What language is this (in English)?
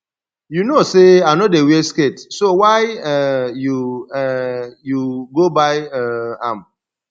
Nigerian Pidgin